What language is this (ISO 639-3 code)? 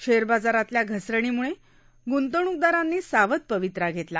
mar